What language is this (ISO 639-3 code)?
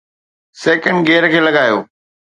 snd